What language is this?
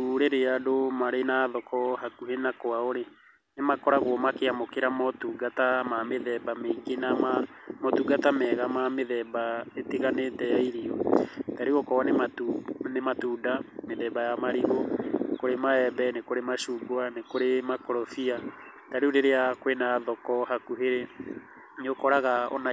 Kikuyu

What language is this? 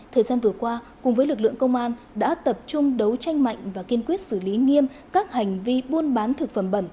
Vietnamese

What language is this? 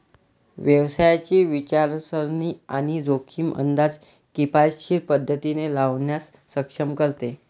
Marathi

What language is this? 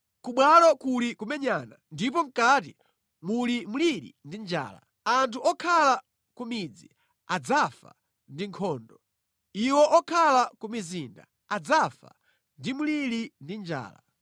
Nyanja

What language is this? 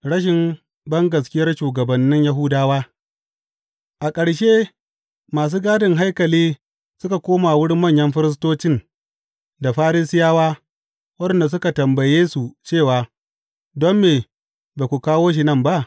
Hausa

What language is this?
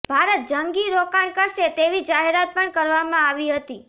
Gujarati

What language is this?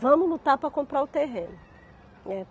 Portuguese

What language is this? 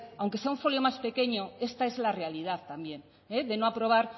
Spanish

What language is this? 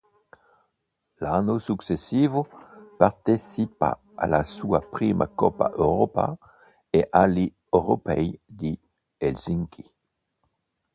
Italian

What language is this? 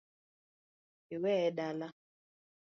Luo (Kenya and Tanzania)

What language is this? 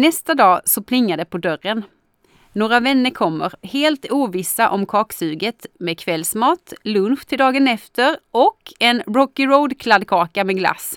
Swedish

